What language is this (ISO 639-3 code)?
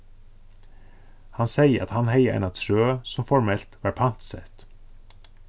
fao